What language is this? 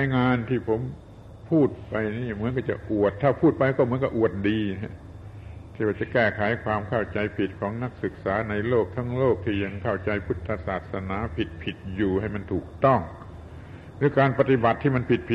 Thai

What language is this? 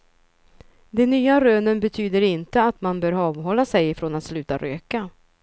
Swedish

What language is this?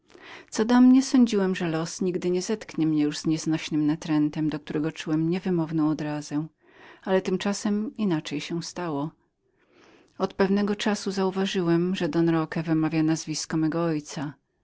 Polish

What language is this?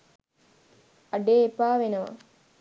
Sinhala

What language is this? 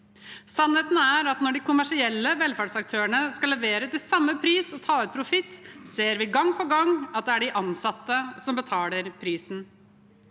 Norwegian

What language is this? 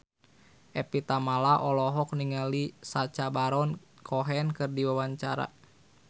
Sundanese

